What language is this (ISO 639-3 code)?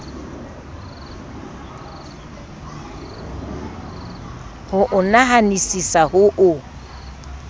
sot